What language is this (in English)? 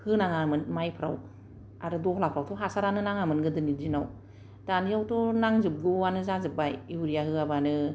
Bodo